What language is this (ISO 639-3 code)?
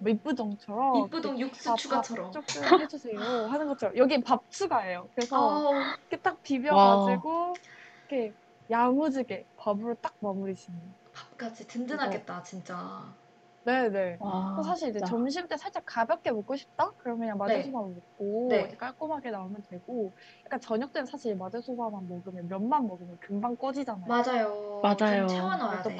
kor